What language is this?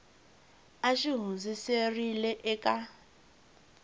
Tsonga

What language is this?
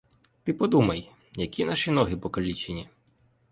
Ukrainian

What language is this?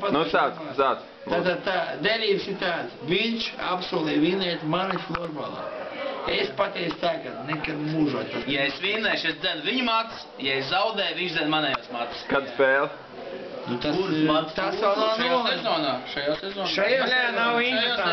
Latvian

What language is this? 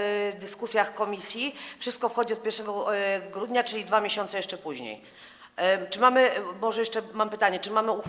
Polish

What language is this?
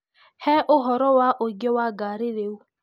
Kikuyu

